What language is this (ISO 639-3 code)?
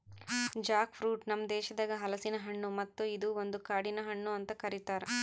kan